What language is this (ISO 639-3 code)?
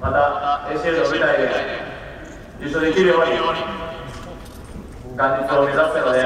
jpn